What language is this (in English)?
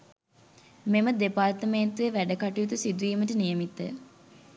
Sinhala